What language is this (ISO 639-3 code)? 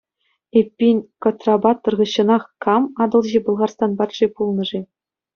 chv